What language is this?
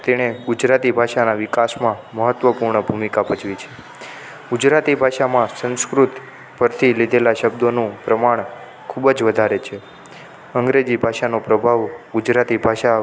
Gujarati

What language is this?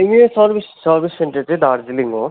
Nepali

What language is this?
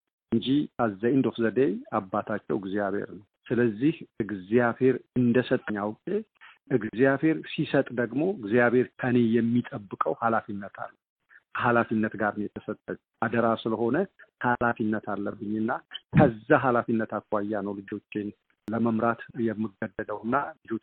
Amharic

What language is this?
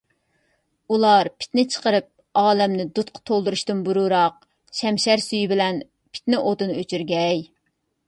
Uyghur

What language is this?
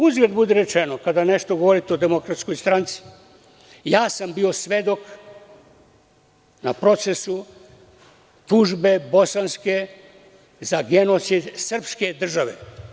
Serbian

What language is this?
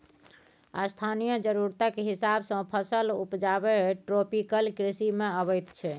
Maithili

